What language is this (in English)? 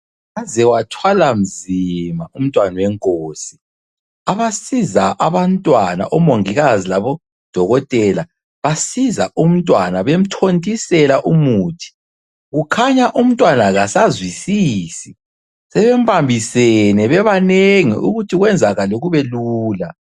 North Ndebele